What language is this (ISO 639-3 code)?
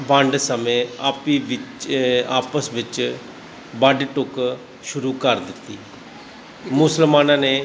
pan